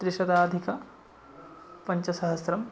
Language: Sanskrit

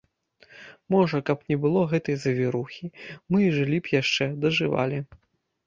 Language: Belarusian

